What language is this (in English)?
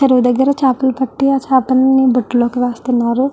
Telugu